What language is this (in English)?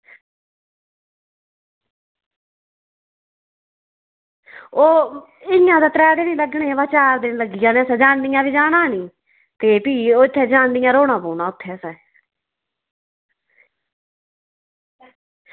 Dogri